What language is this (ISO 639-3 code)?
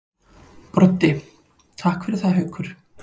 isl